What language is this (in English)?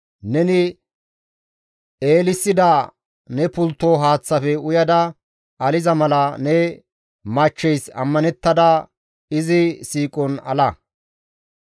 Gamo